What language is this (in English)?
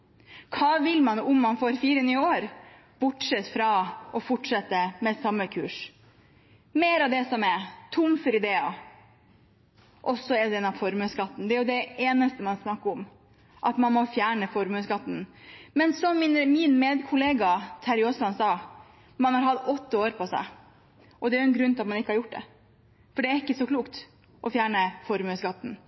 Norwegian Bokmål